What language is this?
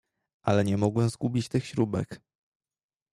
Polish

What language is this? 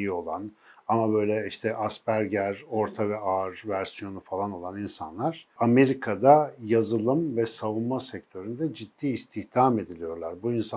Turkish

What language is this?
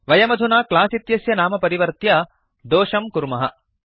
Sanskrit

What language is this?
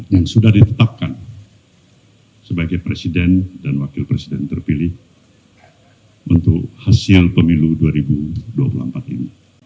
Indonesian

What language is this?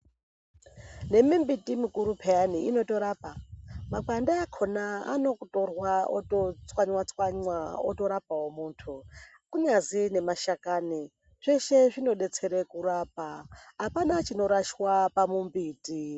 Ndau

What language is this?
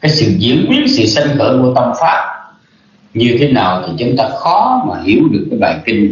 Vietnamese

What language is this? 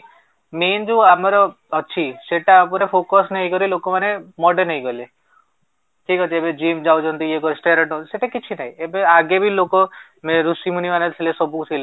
Odia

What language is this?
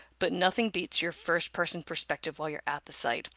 English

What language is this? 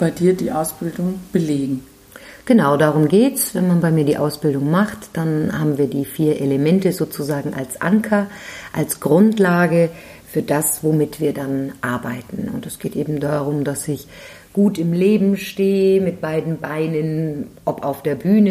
German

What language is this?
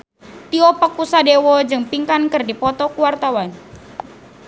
Sundanese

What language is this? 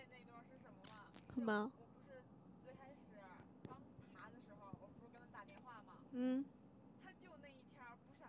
Chinese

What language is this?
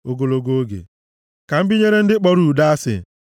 Igbo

